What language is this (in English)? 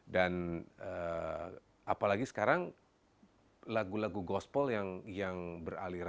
Indonesian